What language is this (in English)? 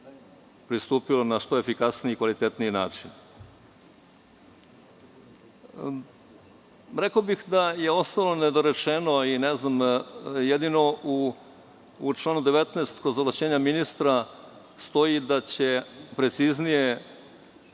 Serbian